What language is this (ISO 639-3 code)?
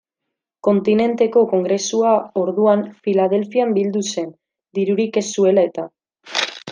eus